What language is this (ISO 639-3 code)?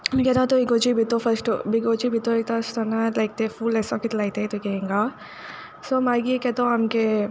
kok